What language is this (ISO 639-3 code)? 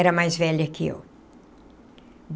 por